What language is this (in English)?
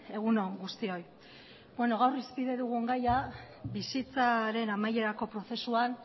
Basque